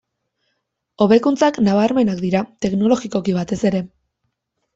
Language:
Basque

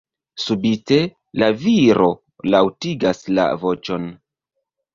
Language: Esperanto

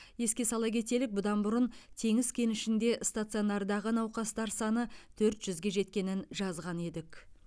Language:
Kazakh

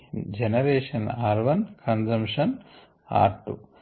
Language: Telugu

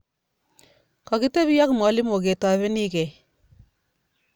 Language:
Kalenjin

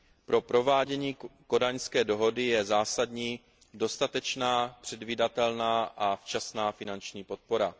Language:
Czech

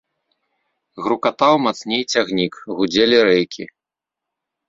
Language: Belarusian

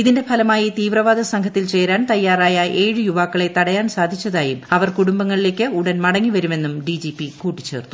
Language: Malayalam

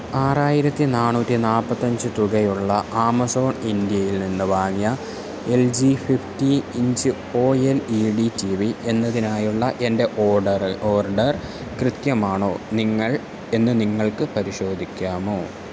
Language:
Malayalam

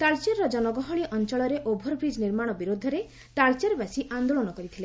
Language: Odia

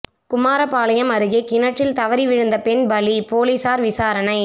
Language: Tamil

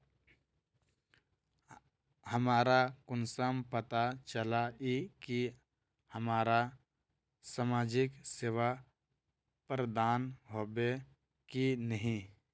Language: Magahi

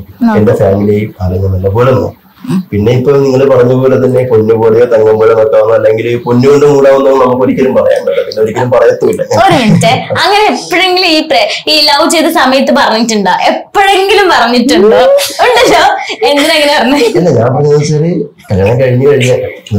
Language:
Malayalam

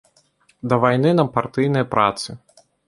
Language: Belarusian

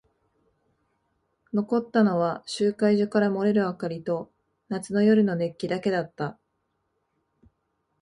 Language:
Japanese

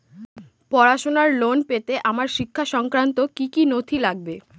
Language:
Bangla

